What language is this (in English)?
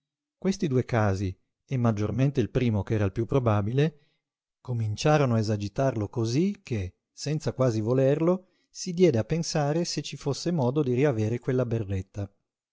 Italian